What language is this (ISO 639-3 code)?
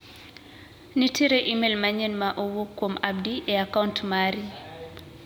luo